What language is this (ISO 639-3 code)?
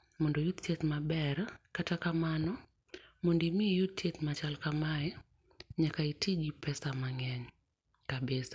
luo